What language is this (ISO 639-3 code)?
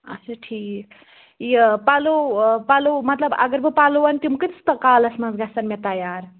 kas